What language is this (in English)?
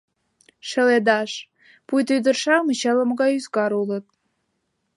Mari